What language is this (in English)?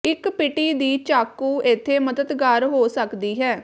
Punjabi